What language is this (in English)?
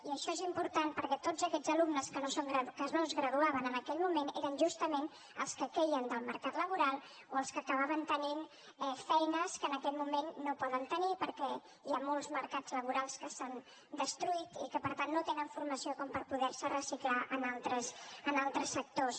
Catalan